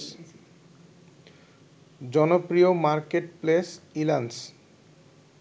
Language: Bangla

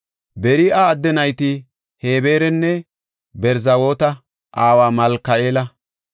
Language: Gofa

